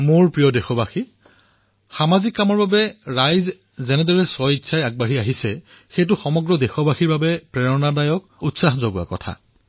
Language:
Assamese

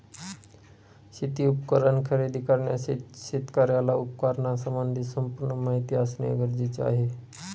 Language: Marathi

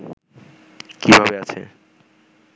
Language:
Bangla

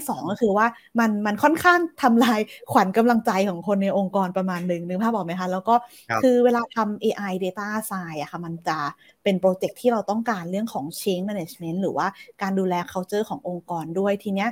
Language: Thai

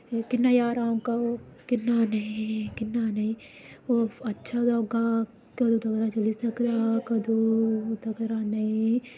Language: Dogri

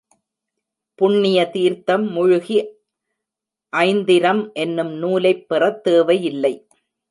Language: Tamil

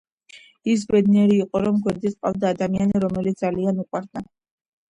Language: Georgian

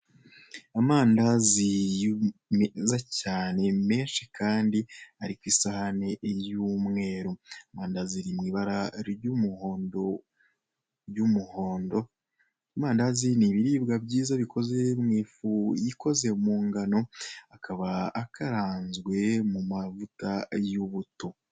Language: Kinyarwanda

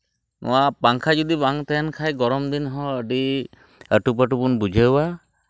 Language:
Santali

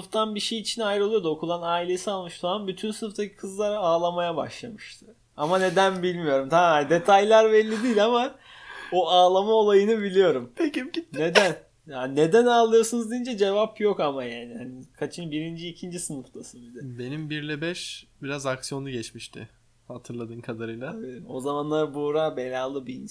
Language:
Turkish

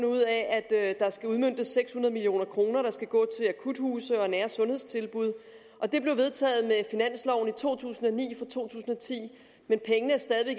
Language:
Danish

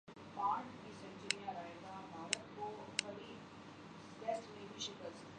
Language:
Urdu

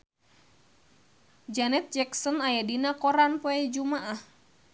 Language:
Sundanese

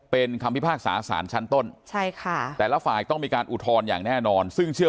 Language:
Thai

